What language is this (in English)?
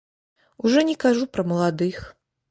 Belarusian